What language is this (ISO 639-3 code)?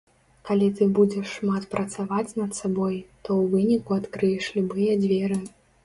bel